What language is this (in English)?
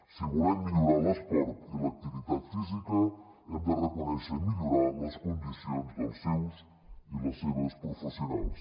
Catalan